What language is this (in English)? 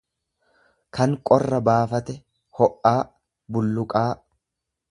Oromo